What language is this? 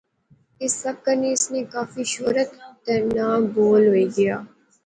Pahari-Potwari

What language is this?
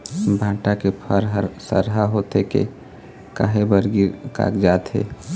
Chhattisgarhi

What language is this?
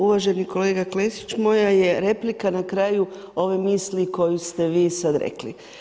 Croatian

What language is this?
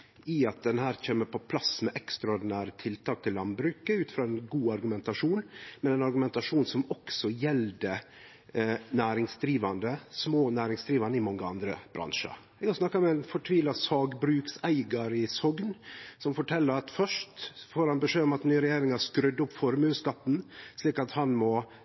Norwegian Nynorsk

